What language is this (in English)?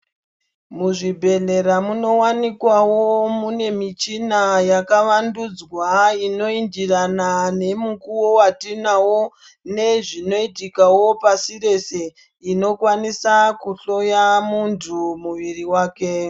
Ndau